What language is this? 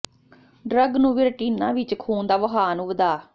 Punjabi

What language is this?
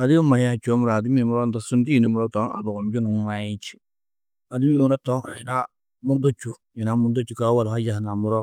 Tedaga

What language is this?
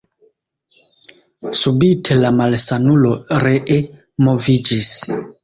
Esperanto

